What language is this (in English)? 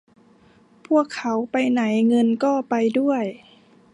Thai